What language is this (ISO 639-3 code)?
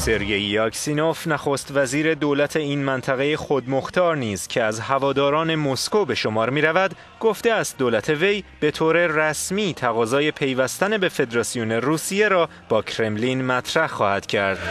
fas